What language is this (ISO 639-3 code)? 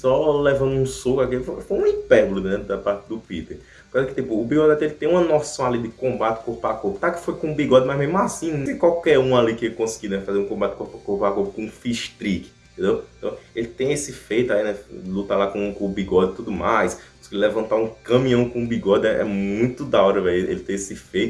por